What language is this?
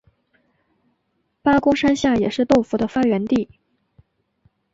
Chinese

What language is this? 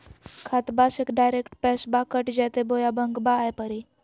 Magahi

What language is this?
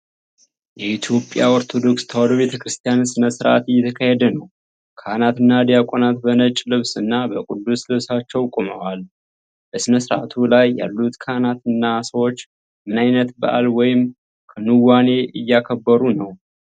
Amharic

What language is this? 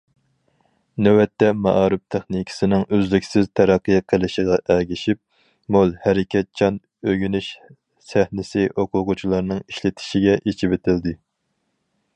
Uyghur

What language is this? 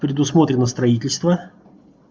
Russian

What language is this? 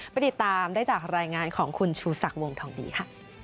Thai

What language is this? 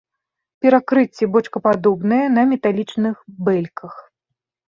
Belarusian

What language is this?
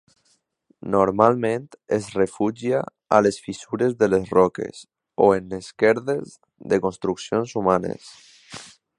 Catalan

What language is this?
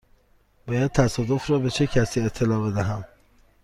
Persian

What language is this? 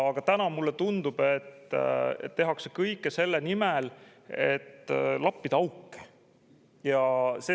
Estonian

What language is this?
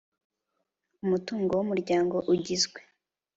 Kinyarwanda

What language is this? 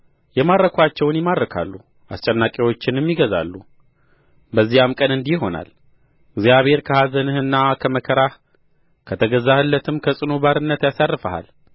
Amharic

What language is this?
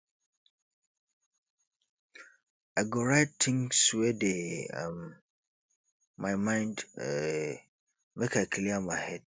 Nigerian Pidgin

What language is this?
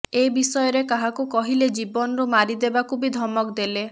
Odia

